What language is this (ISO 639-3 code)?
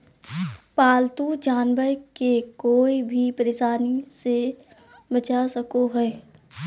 mag